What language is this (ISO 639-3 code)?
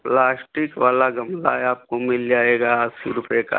hin